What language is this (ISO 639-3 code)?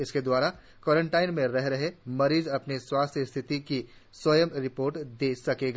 hin